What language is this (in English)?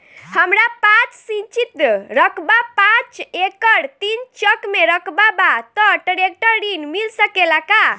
Bhojpuri